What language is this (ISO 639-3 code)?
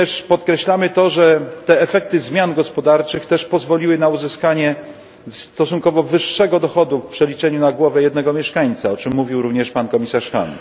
pol